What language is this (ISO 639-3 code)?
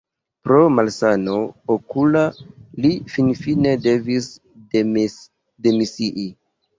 epo